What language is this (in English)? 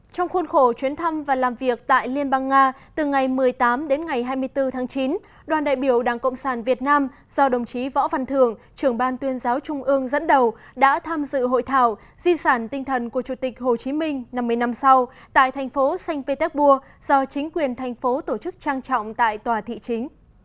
Vietnamese